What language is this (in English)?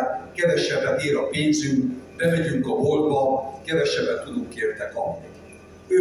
Hungarian